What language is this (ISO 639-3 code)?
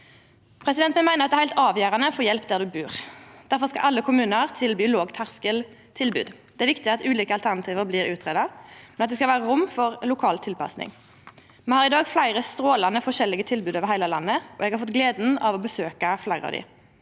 nor